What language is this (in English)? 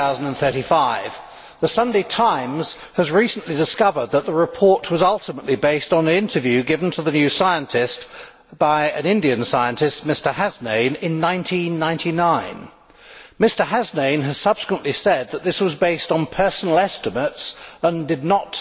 English